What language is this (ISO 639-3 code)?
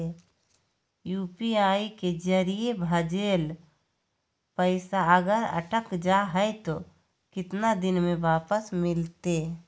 mag